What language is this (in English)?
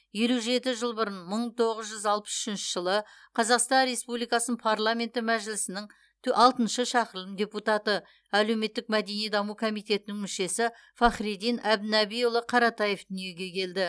Kazakh